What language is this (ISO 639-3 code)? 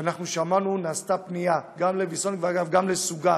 heb